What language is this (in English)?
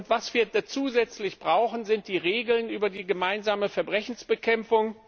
German